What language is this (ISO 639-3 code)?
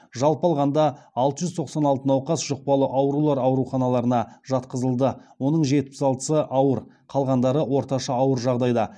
kaz